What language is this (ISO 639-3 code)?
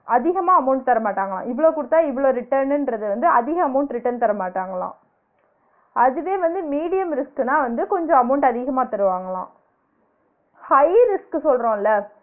tam